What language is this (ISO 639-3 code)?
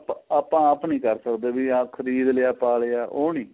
pan